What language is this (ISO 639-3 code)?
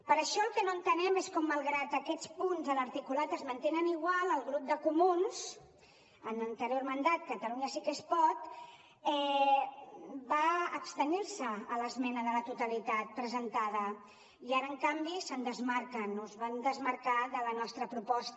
cat